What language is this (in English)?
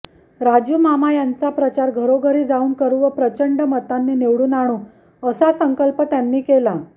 Marathi